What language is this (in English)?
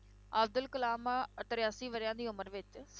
Punjabi